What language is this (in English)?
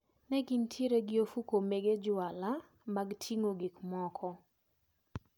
Luo (Kenya and Tanzania)